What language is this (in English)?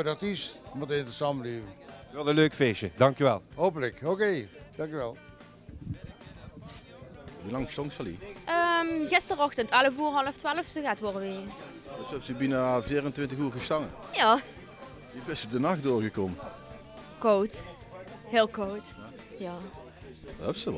Dutch